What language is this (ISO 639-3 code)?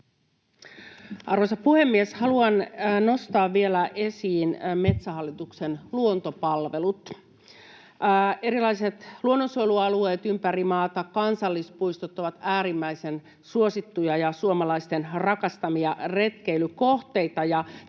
fin